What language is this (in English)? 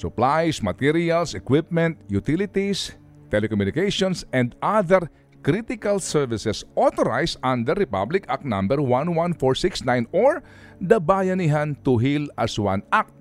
Filipino